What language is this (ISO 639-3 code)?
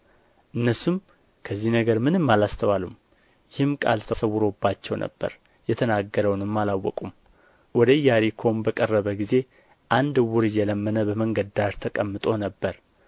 amh